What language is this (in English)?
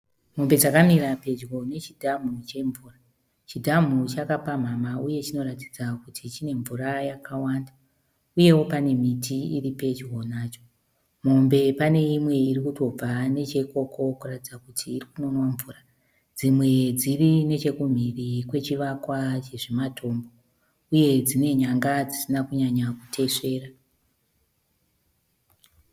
Shona